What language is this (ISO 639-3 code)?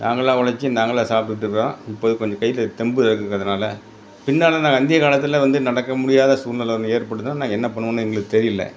tam